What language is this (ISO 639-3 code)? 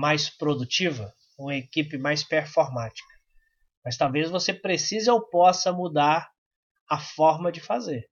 por